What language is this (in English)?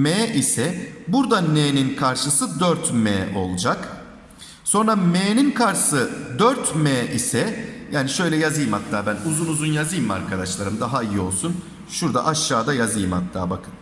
Turkish